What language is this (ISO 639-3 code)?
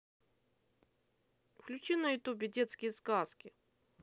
rus